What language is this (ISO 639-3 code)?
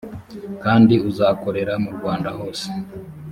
kin